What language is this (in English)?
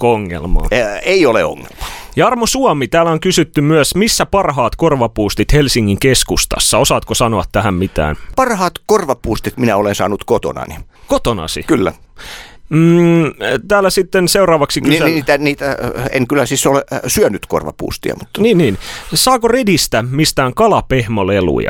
Finnish